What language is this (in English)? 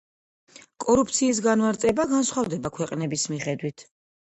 Georgian